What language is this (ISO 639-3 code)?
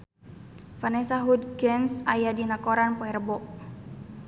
sun